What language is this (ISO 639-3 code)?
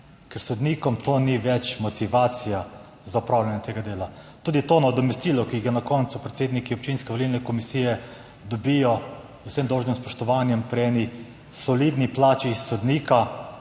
slv